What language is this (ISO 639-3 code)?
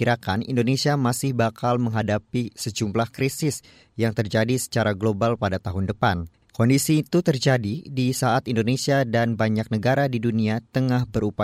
ind